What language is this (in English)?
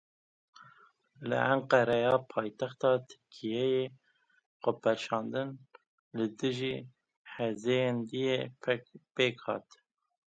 Kurdish